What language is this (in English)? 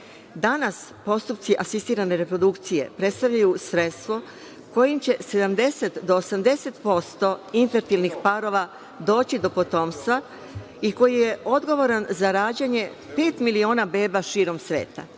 Serbian